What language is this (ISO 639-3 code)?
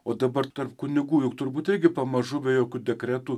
lit